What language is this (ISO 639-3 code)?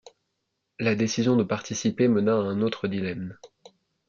fra